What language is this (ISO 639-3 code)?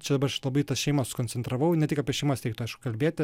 lit